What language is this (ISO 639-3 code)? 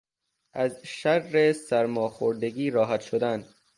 fas